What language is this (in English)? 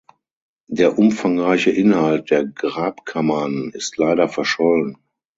German